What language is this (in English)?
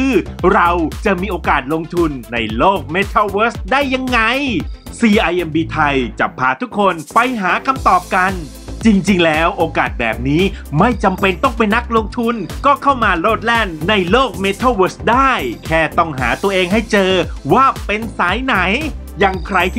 Thai